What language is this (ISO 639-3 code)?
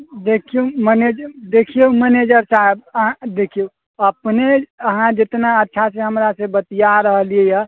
mai